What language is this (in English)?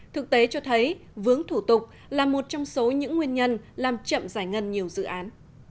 Vietnamese